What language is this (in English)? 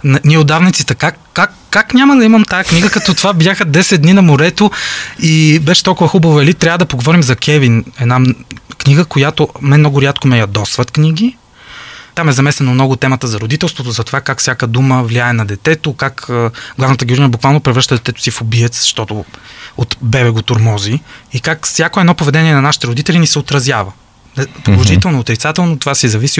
Bulgarian